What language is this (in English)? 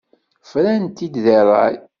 Kabyle